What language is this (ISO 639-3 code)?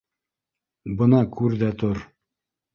bak